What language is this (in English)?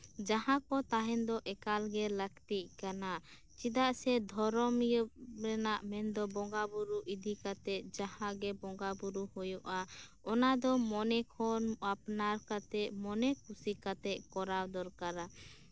Santali